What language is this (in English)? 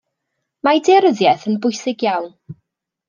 Welsh